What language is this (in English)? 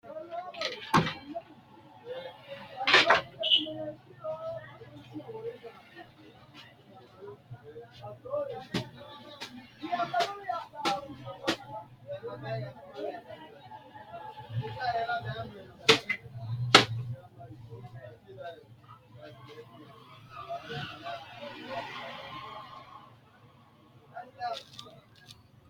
Sidamo